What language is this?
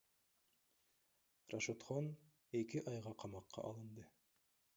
Kyrgyz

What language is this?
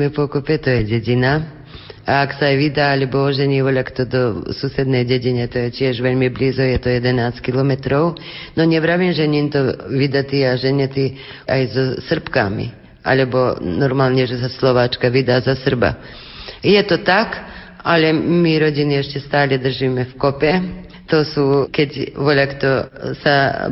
Slovak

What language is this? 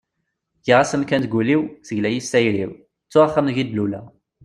Kabyle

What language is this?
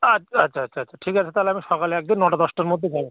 Bangla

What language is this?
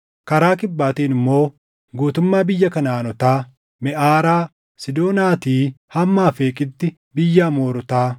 Oromo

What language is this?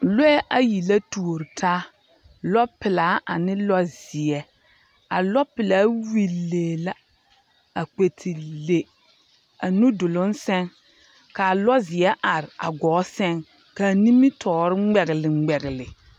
Southern Dagaare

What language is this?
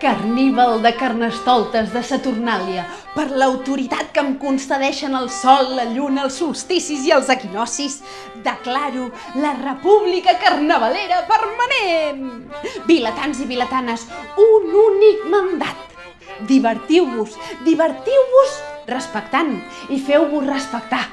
Catalan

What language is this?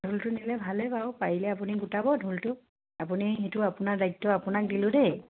Assamese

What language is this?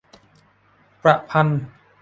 Thai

